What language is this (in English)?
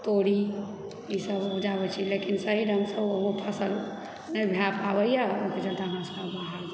Maithili